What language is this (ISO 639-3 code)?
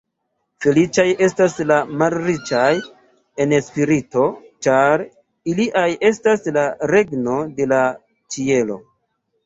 epo